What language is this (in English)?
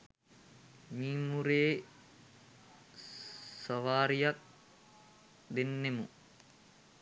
Sinhala